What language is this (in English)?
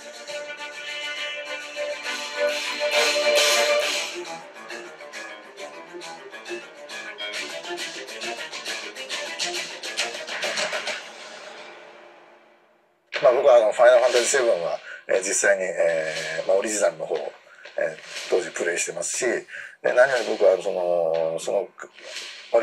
Japanese